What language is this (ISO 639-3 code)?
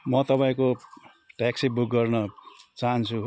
nep